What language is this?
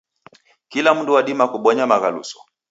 Taita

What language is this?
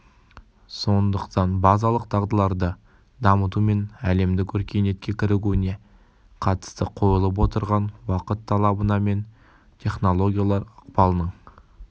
Kazakh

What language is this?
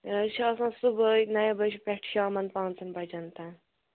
Kashmiri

